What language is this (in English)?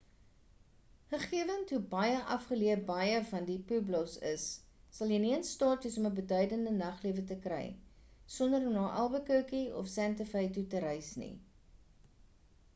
Afrikaans